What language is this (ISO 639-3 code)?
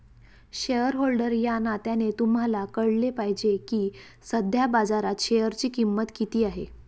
mar